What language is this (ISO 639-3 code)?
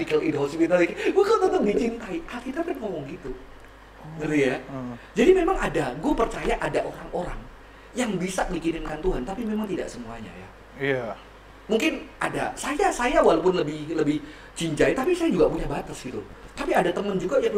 ind